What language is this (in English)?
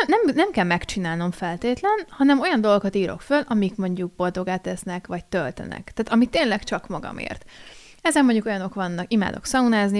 Hungarian